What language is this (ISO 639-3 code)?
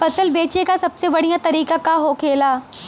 bho